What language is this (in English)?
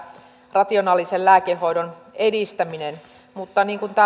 Finnish